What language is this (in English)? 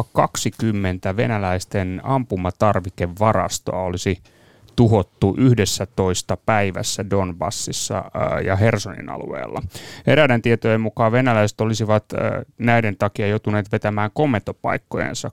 Finnish